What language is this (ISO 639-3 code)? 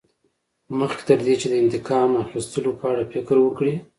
pus